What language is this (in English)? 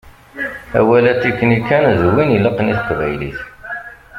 Kabyle